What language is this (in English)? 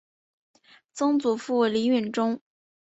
Chinese